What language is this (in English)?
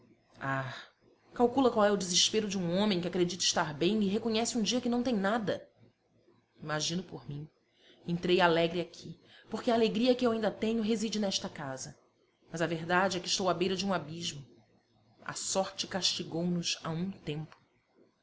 Portuguese